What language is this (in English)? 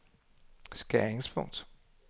Danish